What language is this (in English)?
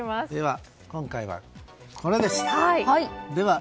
Japanese